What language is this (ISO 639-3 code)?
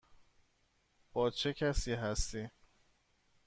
fas